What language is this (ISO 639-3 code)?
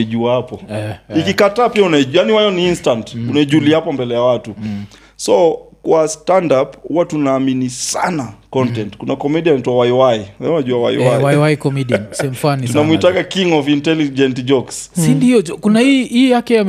swa